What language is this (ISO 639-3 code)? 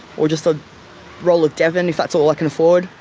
eng